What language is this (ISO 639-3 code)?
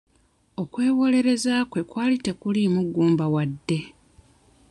lug